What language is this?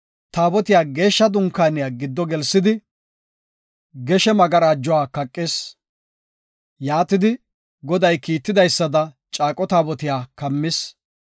Gofa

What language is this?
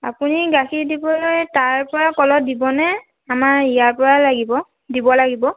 Assamese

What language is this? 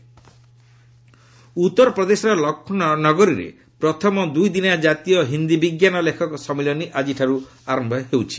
Odia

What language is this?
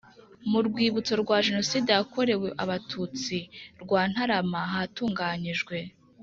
Kinyarwanda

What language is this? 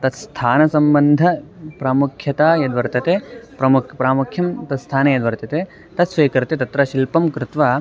Sanskrit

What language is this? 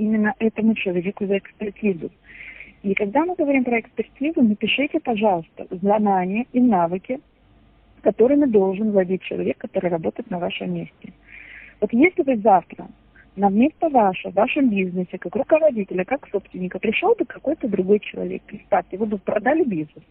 Russian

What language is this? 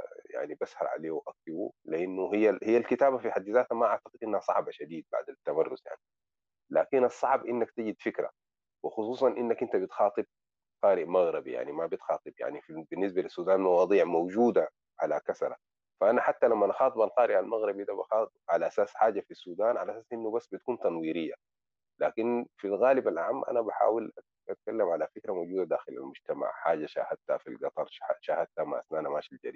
Arabic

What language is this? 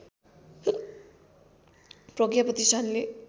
Nepali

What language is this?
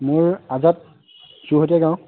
Assamese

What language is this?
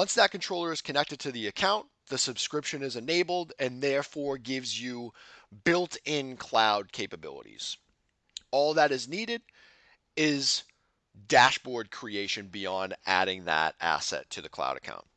English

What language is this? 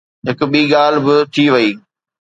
Sindhi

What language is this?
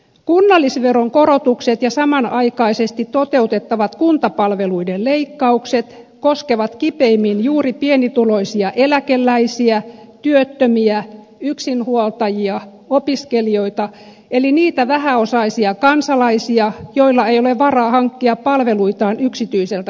Finnish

